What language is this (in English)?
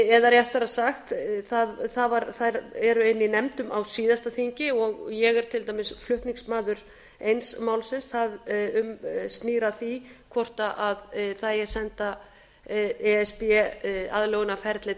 Icelandic